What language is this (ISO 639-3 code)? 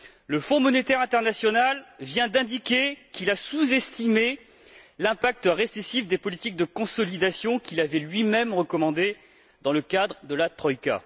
fra